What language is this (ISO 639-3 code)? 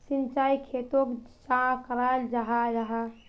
mag